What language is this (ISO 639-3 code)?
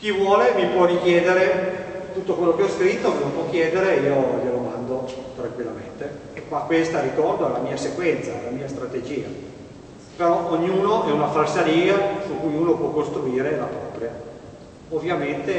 ita